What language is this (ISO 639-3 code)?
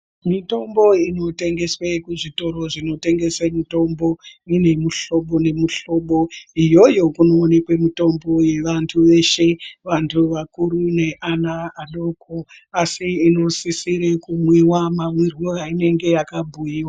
ndc